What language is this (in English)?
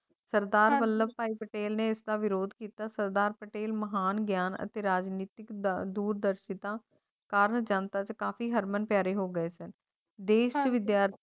Punjabi